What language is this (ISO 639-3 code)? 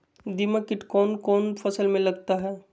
mag